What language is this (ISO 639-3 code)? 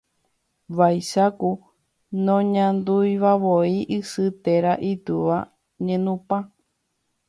grn